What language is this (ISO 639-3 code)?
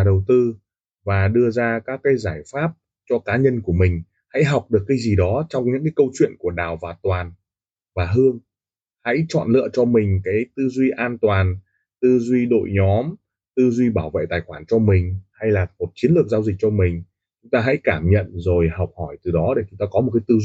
vie